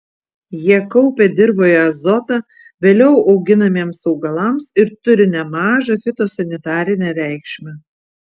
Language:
Lithuanian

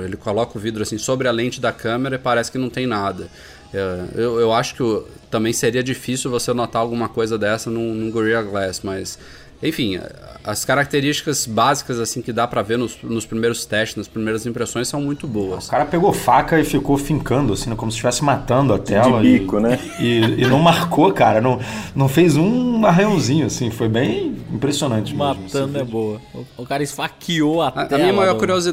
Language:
Portuguese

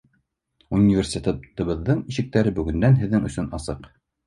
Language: Bashkir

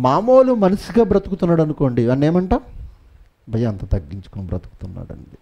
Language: Telugu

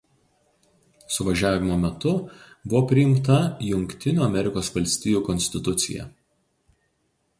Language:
Lithuanian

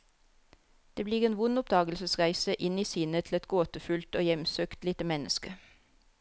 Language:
Norwegian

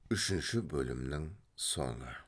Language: Kazakh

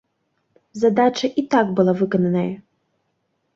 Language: Belarusian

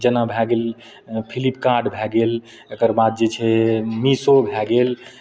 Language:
Maithili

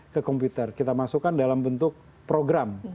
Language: Indonesian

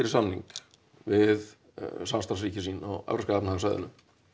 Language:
Icelandic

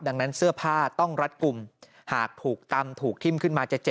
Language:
Thai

